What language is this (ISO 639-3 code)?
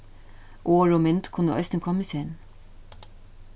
fao